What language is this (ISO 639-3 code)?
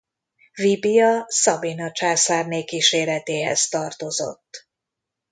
hun